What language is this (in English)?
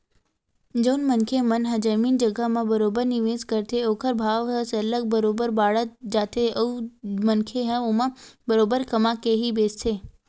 Chhattisgarhi